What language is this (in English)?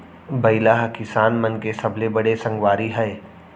Chhattisgarhi